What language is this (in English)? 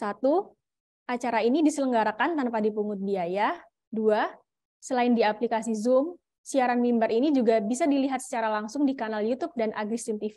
Indonesian